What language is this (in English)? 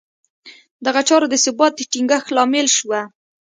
Pashto